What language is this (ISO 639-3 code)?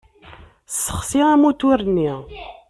kab